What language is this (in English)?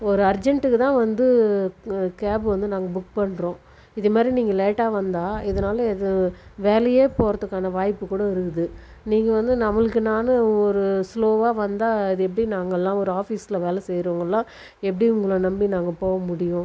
Tamil